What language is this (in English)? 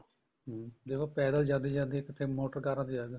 Punjabi